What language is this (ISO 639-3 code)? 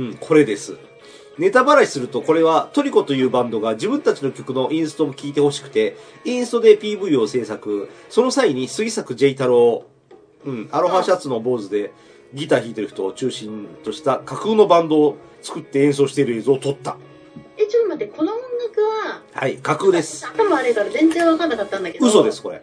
jpn